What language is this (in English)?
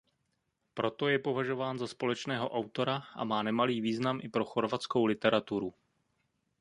Czech